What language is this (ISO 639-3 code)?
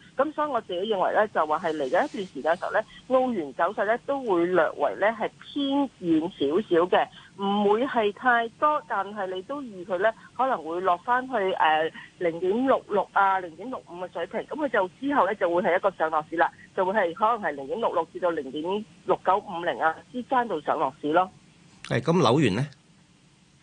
zho